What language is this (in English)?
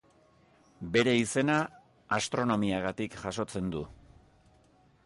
Basque